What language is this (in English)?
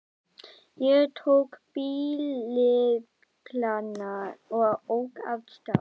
Icelandic